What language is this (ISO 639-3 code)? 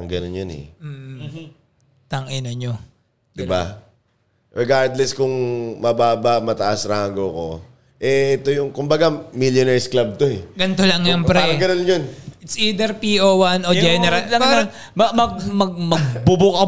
fil